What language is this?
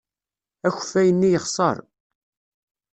Kabyle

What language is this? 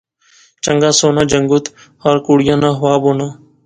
Pahari-Potwari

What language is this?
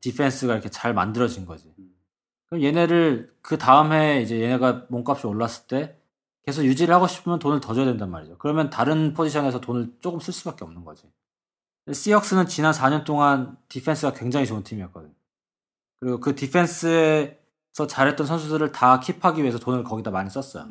Korean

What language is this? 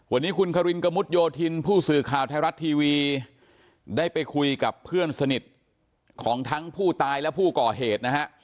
Thai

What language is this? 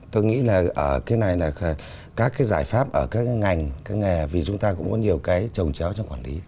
Vietnamese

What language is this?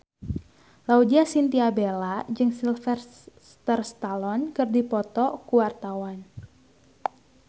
Sundanese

